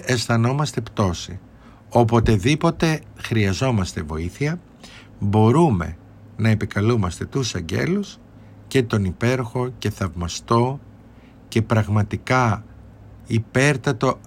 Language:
Greek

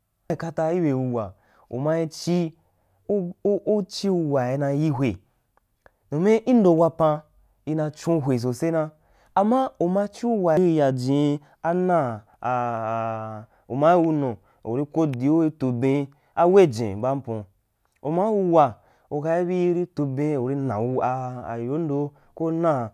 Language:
Wapan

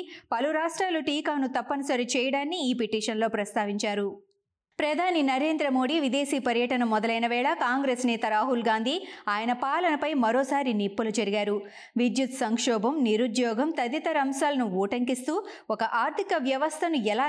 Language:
Telugu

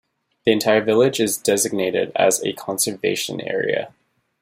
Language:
English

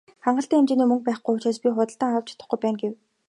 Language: Mongolian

